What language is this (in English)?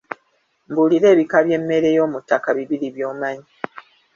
Ganda